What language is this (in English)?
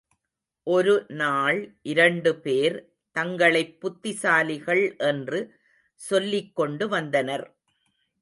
Tamil